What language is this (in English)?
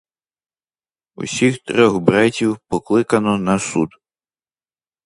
Ukrainian